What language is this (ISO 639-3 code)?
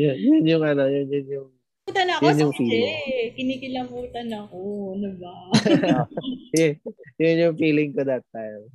fil